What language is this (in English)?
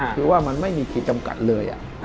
Thai